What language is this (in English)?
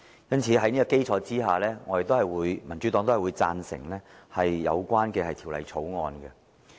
Cantonese